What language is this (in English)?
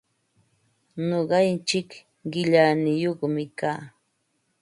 Ambo-Pasco Quechua